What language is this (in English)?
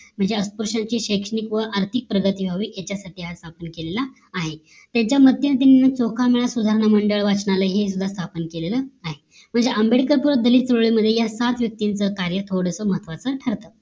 Marathi